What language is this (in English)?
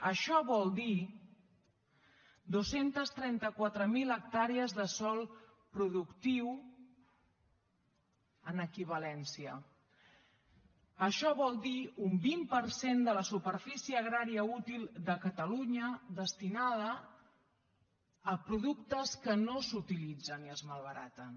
Catalan